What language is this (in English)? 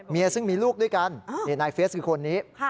Thai